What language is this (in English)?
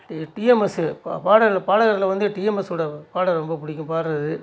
Tamil